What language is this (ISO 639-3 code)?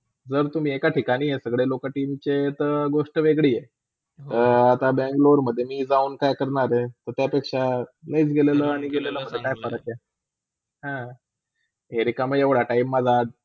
mar